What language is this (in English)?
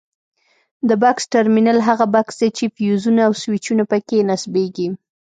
Pashto